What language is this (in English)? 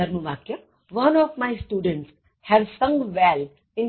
Gujarati